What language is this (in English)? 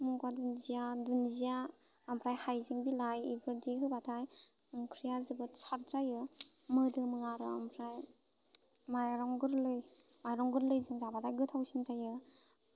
Bodo